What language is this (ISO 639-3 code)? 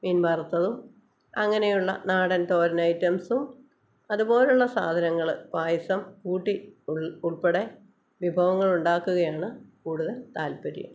mal